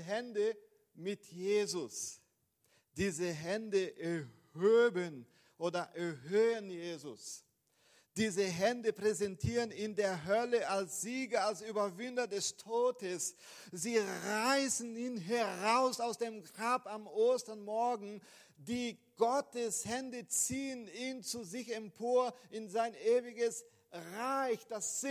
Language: German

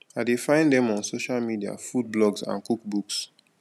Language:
Nigerian Pidgin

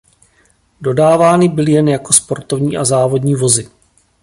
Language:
Czech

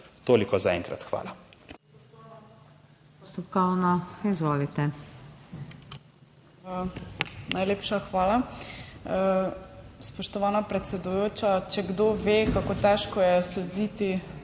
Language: Slovenian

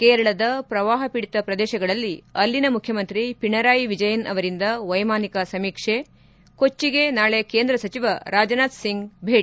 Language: Kannada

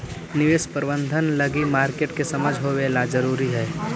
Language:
Magahi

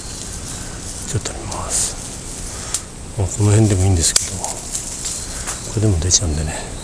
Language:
Japanese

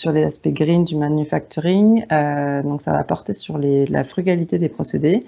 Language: French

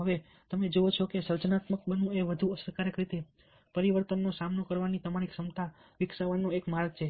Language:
Gujarati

